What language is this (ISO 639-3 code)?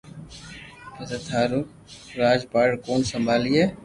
lrk